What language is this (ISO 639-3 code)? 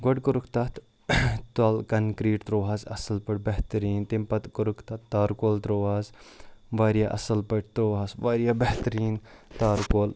kas